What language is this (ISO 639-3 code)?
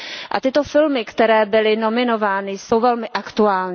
ces